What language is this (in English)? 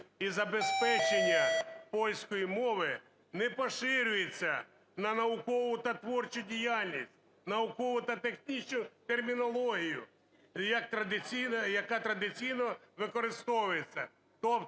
Ukrainian